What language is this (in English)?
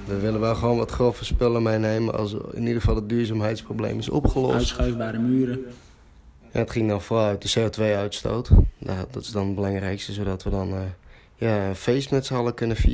Dutch